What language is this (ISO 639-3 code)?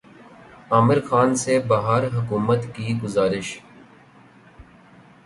urd